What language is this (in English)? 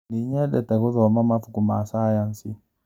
Kikuyu